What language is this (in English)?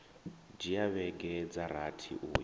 Venda